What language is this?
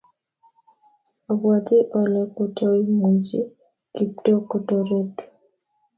Kalenjin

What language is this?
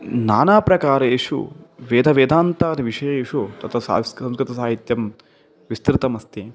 Sanskrit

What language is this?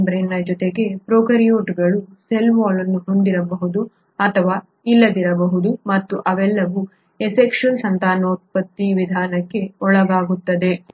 Kannada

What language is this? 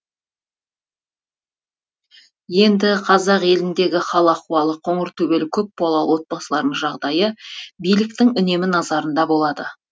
Kazakh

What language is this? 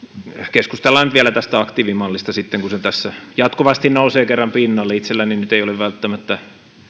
Finnish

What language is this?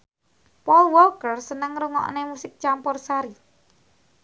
Javanese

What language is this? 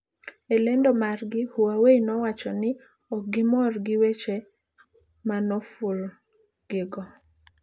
Luo (Kenya and Tanzania)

